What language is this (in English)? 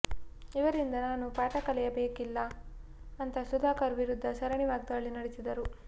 Kannada